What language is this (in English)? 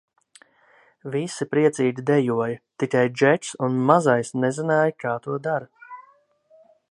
Latvian